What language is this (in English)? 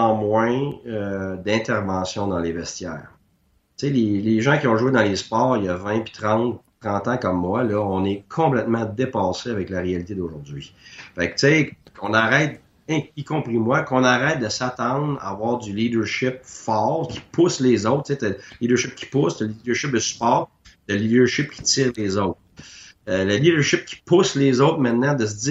French